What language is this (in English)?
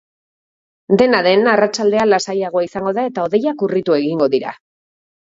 Basque